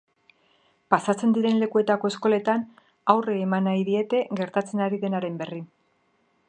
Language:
Basque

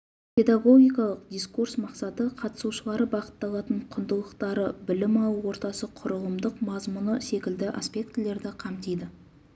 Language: Kazakh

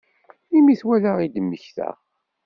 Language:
Kabyle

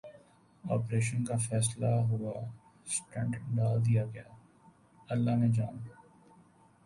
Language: Urdu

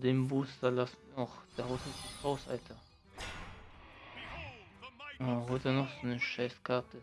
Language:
German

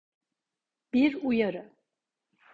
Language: Turkish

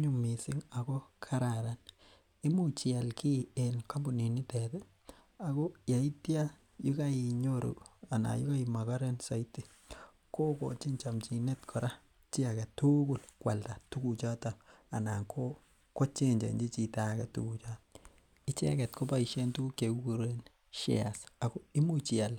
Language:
Kalenjin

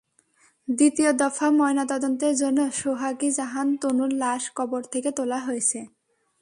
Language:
Bangla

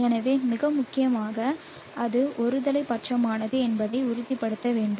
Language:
Tamil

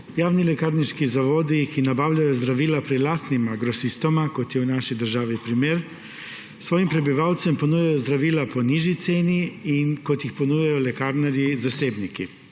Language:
Slovenian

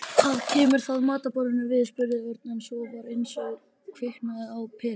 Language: Icelandic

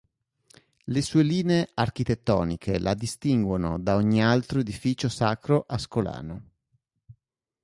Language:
Italian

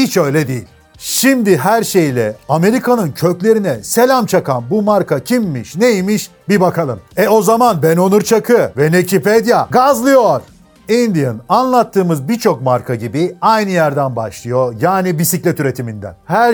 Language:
Turkish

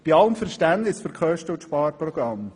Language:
Swiss German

